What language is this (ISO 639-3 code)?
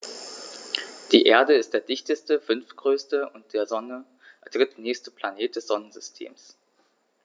deu